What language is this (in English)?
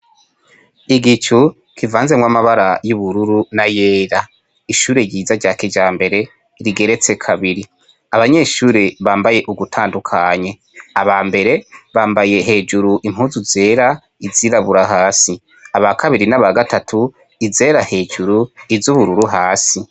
Rundi